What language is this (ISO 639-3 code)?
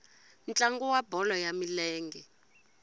tso